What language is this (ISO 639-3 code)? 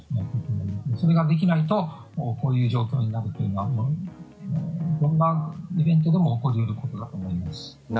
jpn